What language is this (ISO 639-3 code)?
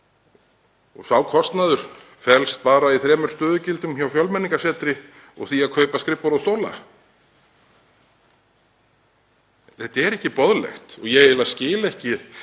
isl